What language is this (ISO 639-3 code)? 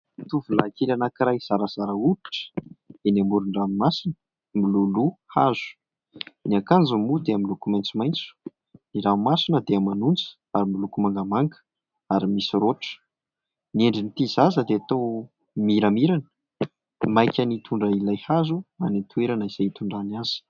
mlg